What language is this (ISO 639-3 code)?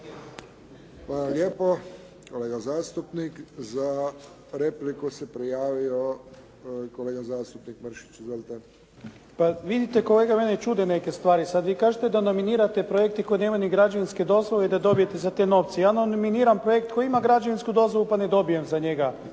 hrv